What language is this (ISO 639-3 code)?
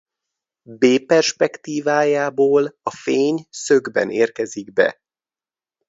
hun